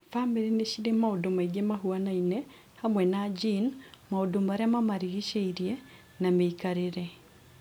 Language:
Kikuyu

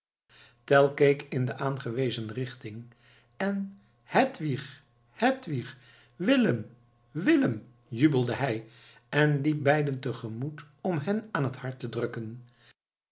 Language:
Dutch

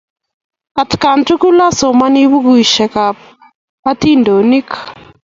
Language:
Kalenjin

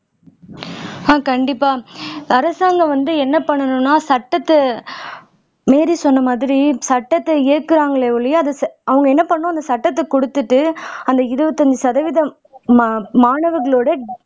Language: Tamil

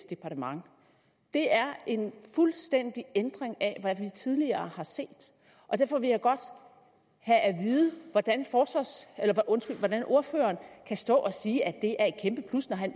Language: Danish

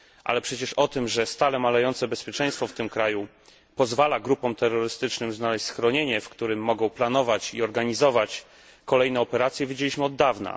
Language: Polish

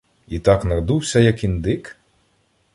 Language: Ukrainian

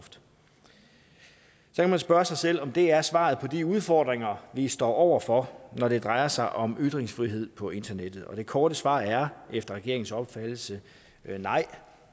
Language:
Danish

